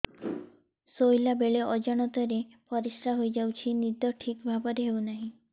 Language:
Odia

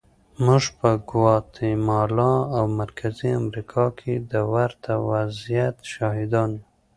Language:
Pashto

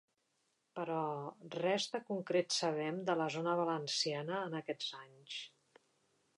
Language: Catalan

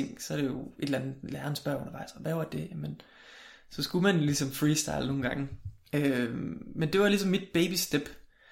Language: Danish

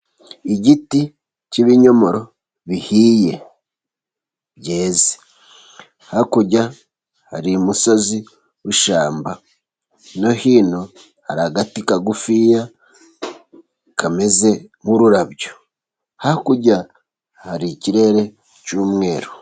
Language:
Kinyarwanda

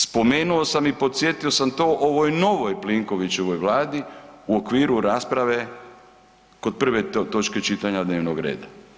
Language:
Croatian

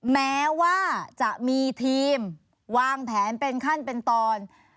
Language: Thai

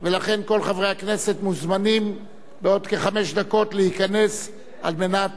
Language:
Hebrew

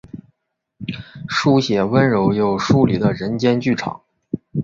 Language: Chinese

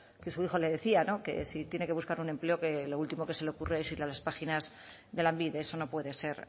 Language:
Spanish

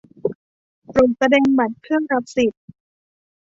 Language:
Thai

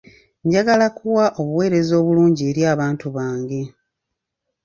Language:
Ganda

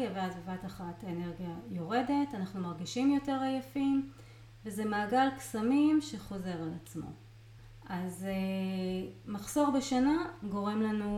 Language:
Hebrew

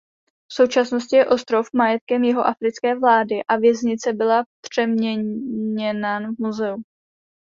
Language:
Czech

